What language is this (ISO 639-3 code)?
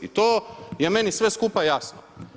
hrv